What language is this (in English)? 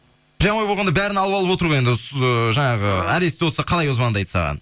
Kazakh